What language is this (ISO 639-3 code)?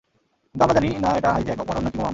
ben